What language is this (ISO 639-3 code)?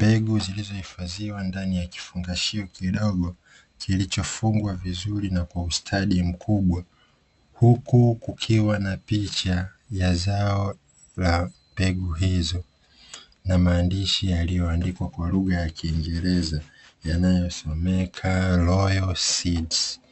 swa